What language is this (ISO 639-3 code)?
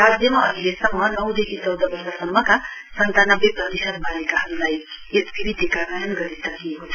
nep